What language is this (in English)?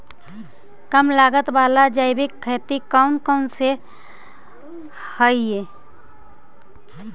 Magahi